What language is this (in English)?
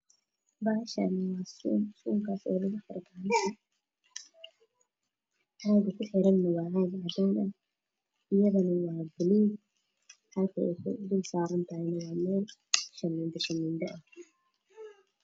Somali